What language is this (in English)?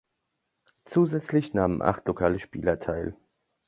German